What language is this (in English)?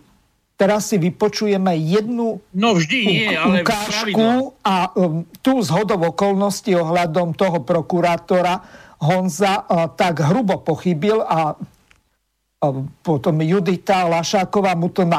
Slovak